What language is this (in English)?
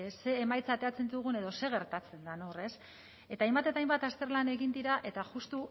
Basque